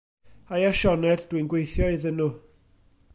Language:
Welsh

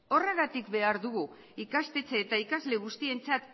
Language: Basque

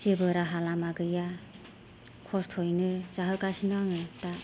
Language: Bodo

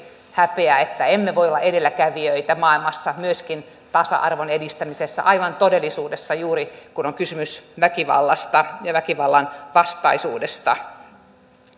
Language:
Finnish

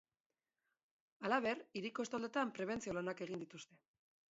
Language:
Basque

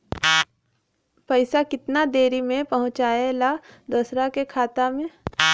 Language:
Bhojpuri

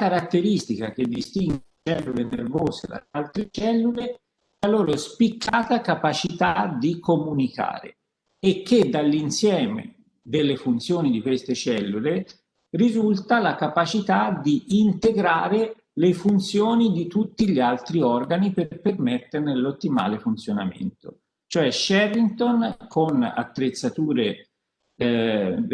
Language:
Italian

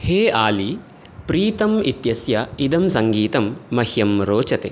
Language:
Sanskrit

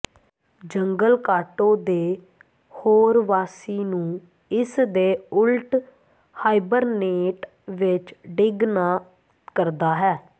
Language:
Punjabi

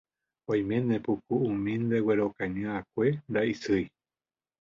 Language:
Guarani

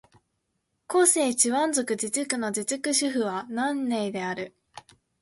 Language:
Japanese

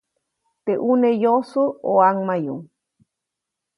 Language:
Copainalá Zoque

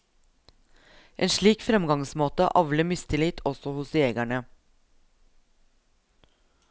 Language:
Norwegian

